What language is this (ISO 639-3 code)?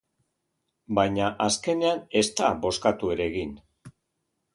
eus